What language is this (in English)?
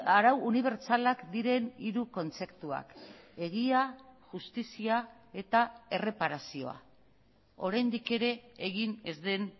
Basque